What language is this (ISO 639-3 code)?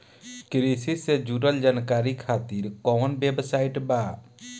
bho